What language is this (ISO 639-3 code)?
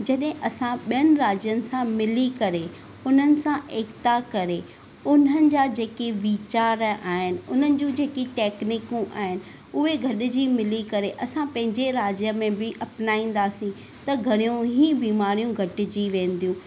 snd